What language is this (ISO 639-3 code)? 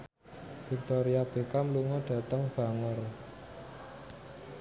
jav